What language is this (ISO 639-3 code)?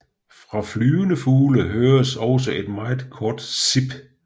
dan